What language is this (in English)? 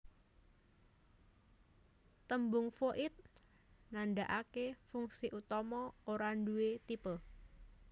Javanese